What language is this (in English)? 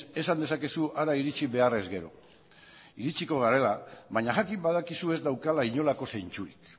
Basque